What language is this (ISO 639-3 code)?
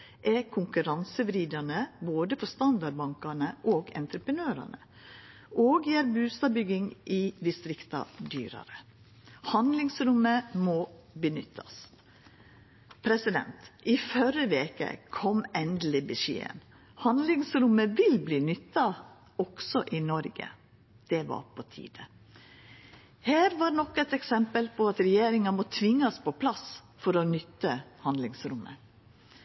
nno